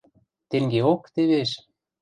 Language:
Western Mari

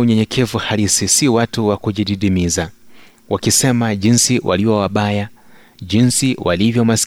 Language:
Swahili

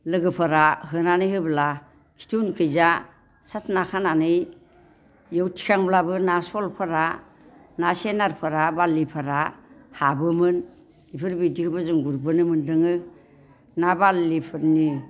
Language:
Bodo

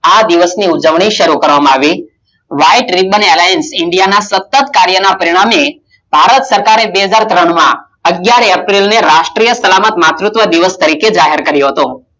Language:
Gujarati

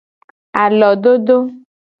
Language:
Gen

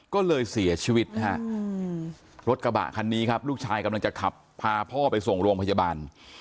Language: Thai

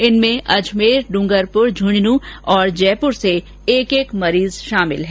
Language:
Hindi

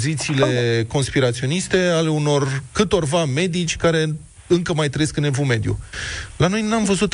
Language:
Romanian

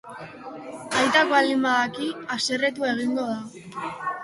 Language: Basque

